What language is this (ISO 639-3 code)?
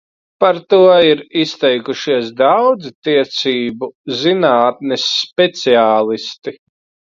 lav